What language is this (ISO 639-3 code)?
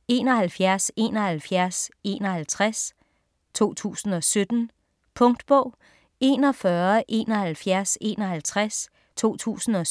dan